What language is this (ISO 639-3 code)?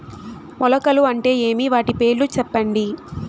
tel